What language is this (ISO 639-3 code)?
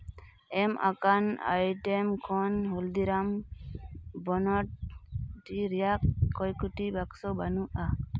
sat